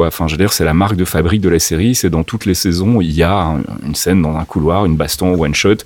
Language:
French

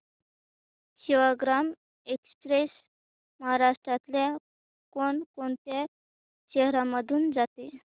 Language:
Marathi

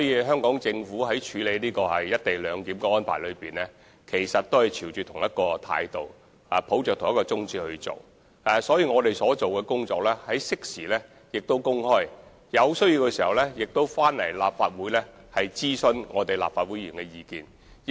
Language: Cantonese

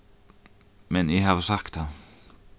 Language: Faroese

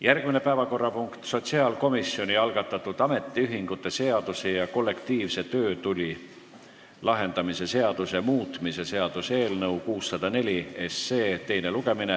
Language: Estonian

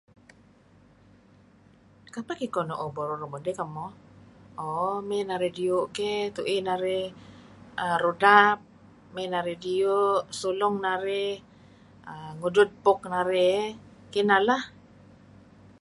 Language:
Kelabit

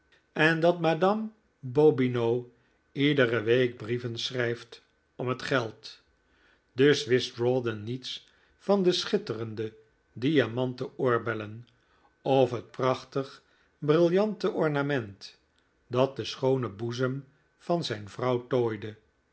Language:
Dutch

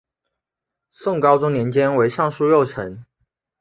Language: Chinese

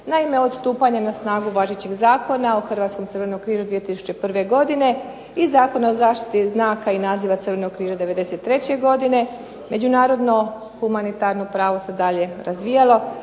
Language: Croatian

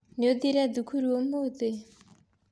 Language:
Kikuyu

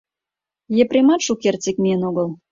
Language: Mari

